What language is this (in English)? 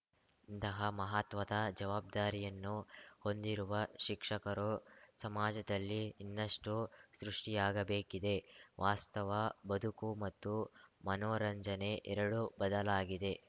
Kannada